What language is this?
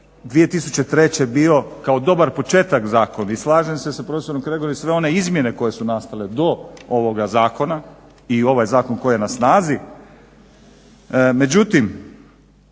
Croatian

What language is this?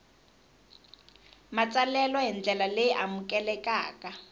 Tsonga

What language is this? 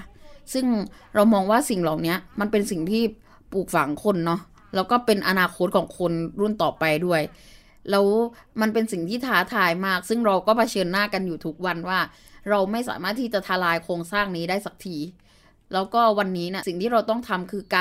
Thai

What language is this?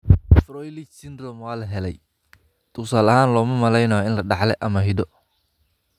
Somali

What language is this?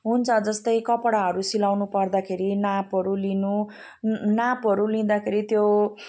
Nepali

